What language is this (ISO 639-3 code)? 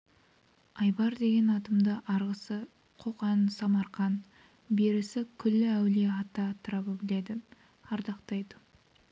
kaz